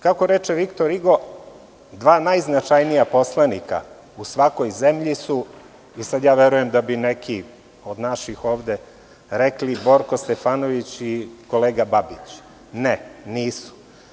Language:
Serbian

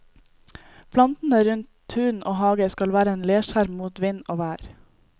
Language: Norwegian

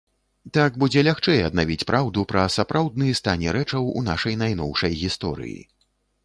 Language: Belarusian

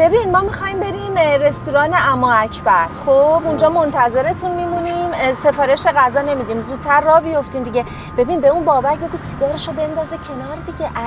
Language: Persian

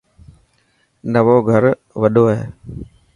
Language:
Dhatki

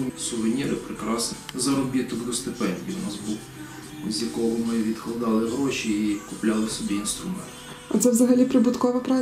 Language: Ukrainian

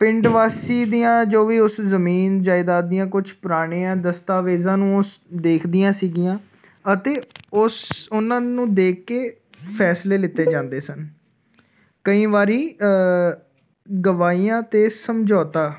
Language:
Punjabi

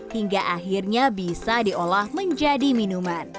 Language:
Indonesian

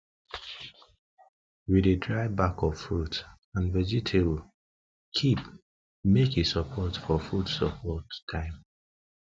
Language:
Nigerian Pidgin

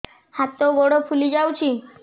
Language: Odia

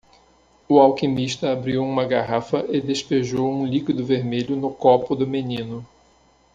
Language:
Portuguese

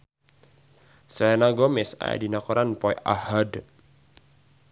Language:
Sundanese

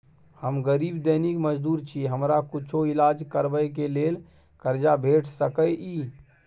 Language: Maithili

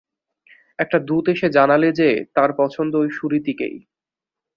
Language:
Bangla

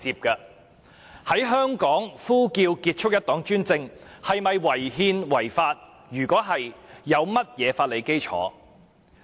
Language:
Cantonese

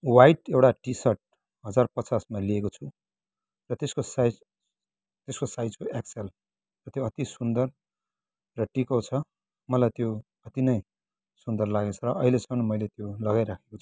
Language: Nepali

